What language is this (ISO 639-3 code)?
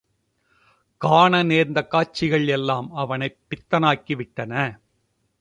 tam